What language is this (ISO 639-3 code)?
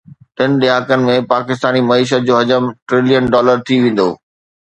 snd